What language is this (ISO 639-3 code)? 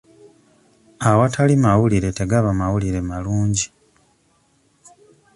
lug